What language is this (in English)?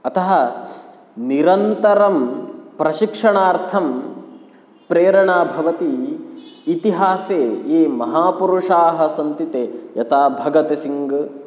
Sanskrit